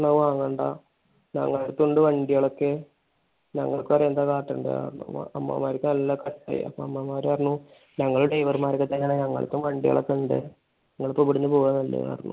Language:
Malayalam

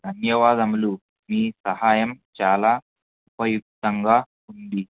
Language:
Telugu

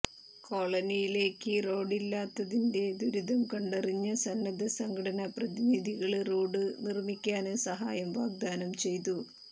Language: Malayalam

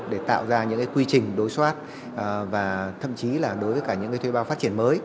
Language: Vietnamese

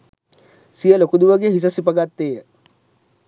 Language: Sinhala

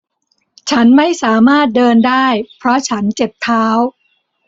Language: Thai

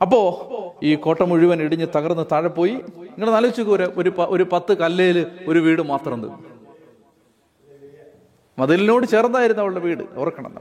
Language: Malayalam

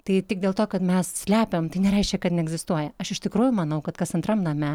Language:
Lithuanian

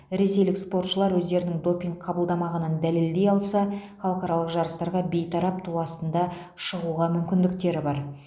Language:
Kazakh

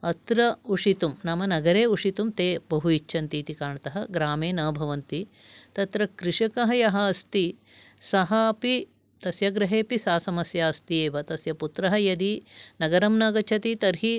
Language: Sanskrit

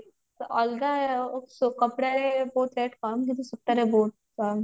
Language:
Odia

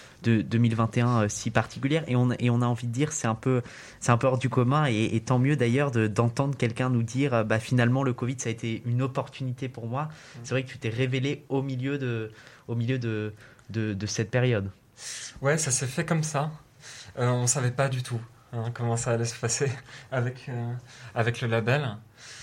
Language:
French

